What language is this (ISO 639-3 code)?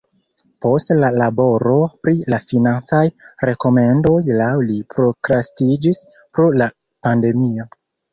epo